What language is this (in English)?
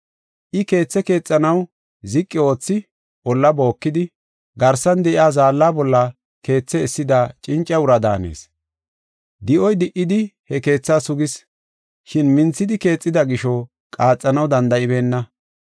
Gofa